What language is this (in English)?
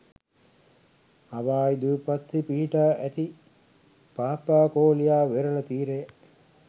Sinhala